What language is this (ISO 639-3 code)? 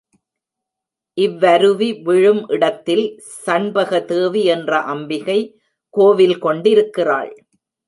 tam